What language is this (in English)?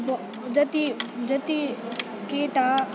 Nepali